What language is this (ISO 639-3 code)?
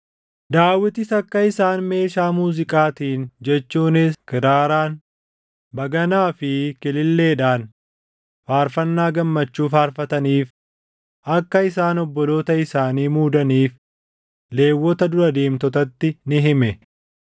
orm